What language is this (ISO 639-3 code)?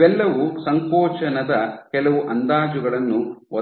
kan